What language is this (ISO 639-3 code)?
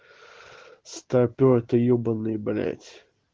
rus